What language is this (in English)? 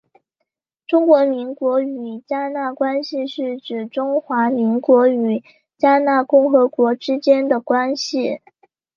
Chinese